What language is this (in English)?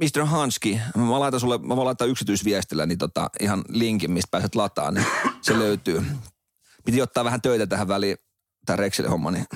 Finnish